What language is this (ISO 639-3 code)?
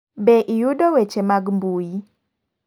luo